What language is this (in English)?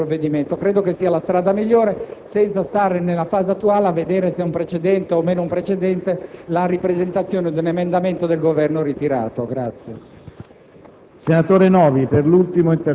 Italian